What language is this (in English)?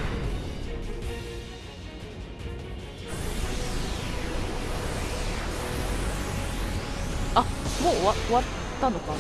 Japanese